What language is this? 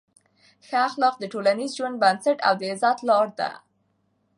Pashto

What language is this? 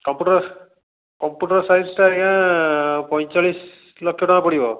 Odia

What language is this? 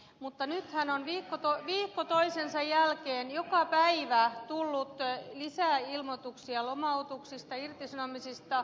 Finnish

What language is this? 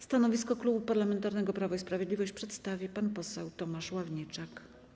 Polish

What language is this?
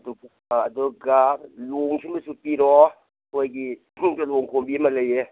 Manipuri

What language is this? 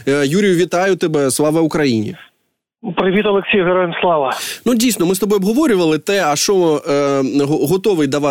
Ukrainian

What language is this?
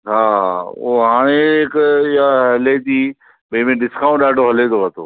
Sindhi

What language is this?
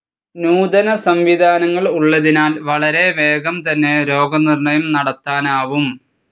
Malayalam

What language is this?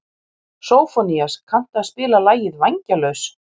Icelandic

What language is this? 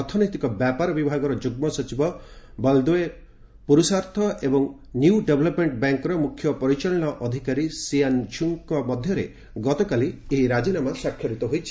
Odia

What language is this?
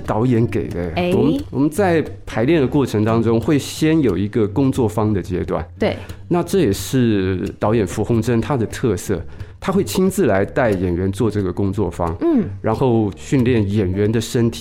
Chinese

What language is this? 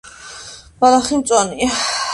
Georgian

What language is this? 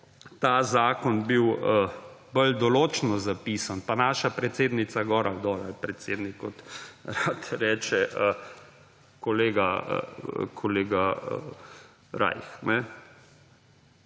Slovenian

